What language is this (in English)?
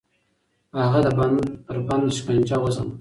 Pashto